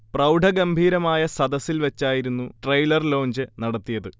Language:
Malayalam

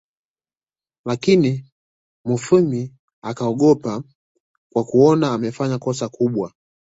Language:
Swahili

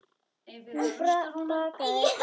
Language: Icelandic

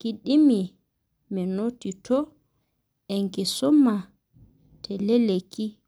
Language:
Masai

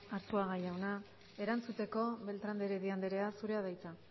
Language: Basque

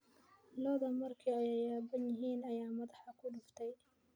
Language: Somali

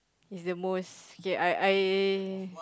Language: English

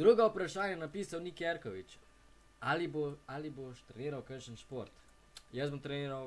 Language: Slovenian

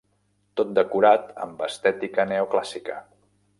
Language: Catalan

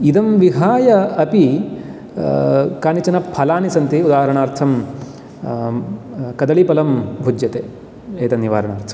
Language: Sanskrit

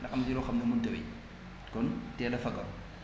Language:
Wolof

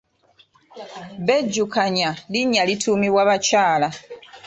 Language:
Ganda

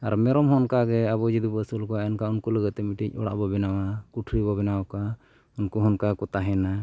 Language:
Santali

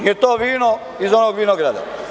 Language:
Serbian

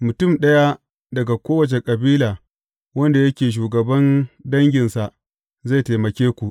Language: Hausa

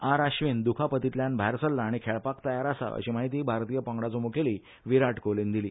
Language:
Konkani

